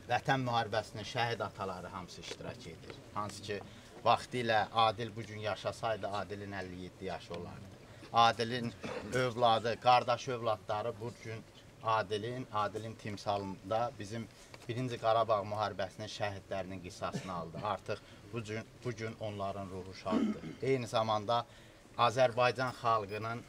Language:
Turkish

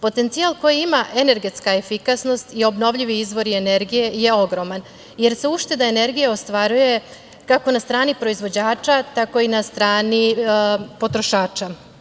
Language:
Serbian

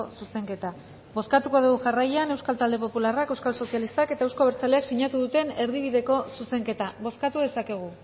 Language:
Basque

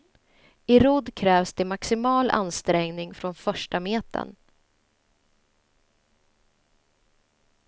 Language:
Swedish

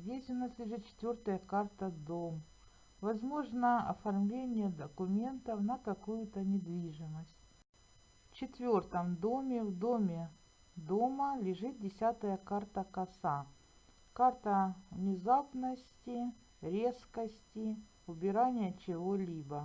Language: Russian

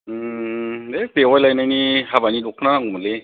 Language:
Bodo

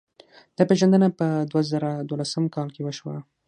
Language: Pashto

